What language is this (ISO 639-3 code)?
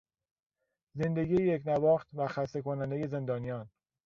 fas